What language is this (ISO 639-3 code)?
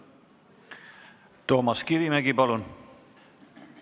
est